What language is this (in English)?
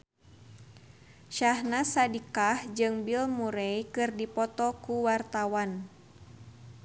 Sundanese